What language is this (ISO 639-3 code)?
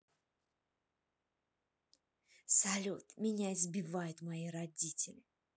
rus